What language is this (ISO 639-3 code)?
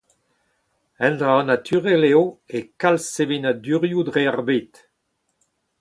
bre